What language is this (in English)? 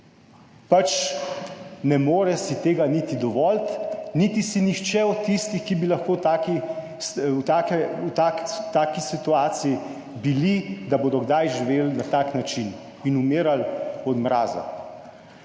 Slovenian